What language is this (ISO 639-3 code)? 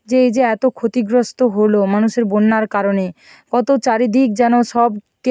ben